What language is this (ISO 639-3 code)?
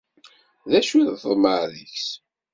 kab